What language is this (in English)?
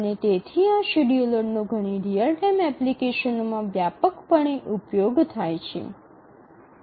Gujarati